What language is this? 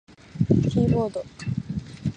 Japanese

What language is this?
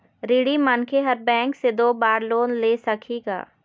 Chhattisgarhi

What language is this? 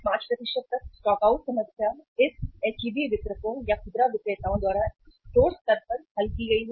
Hindi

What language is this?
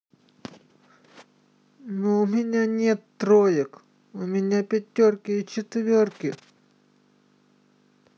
Russian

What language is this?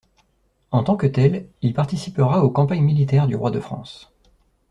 French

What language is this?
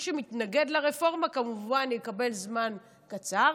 Hebrew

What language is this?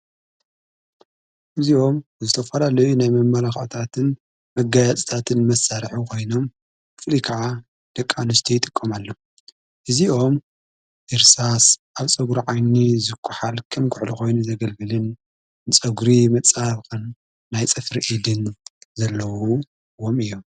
Tigrinya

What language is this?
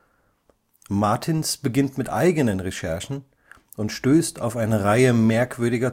German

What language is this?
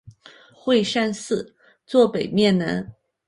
Chinese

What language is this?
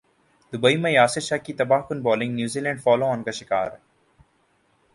Urdu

